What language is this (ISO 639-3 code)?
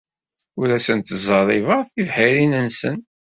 kab